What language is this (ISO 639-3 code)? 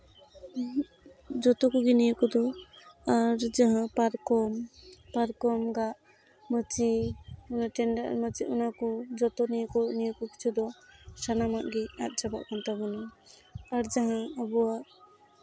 sat